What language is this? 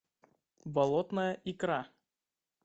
Russian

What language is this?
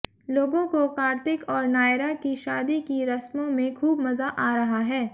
Hindi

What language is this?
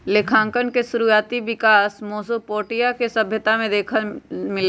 Magahi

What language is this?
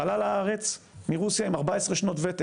Hebrew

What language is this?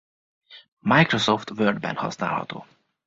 Hungarian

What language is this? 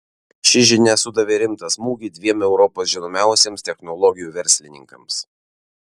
Lithuanian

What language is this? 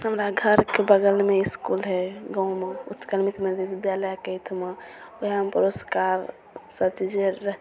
Maithili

